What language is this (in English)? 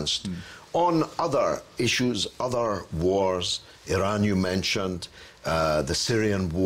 English